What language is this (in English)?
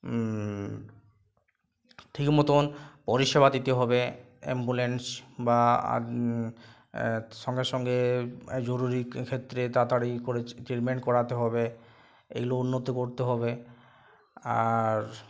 Bangla